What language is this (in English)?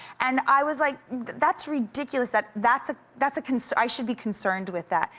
English